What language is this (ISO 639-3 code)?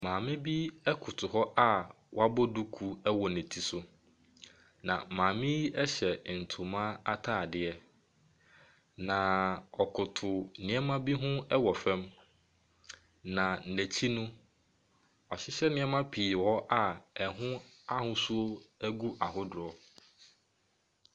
aka